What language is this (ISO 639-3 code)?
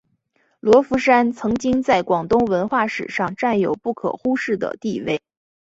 zho